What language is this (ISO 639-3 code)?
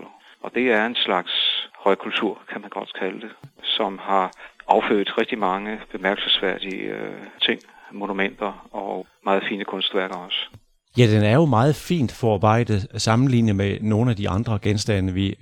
dan